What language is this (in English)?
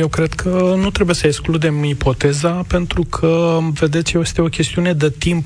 Romanian